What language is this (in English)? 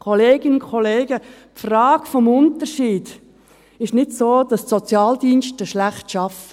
Swiss German